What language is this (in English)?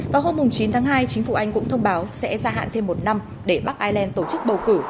Vietnamese